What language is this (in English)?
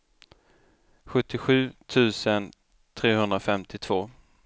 Swedish